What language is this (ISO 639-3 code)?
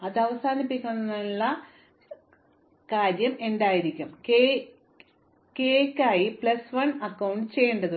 mal